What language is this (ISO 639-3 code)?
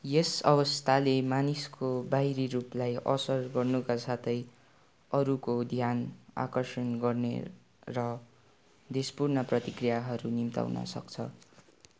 nep